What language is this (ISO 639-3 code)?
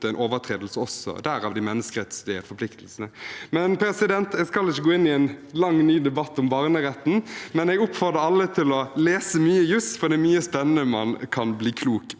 nor